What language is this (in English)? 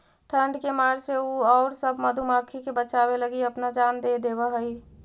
Magahi